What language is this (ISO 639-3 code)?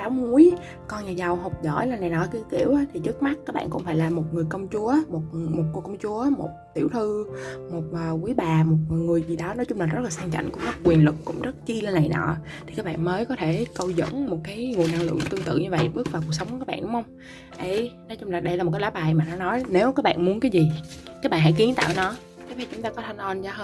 vie